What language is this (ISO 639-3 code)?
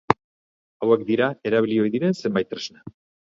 eus